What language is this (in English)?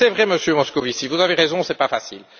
French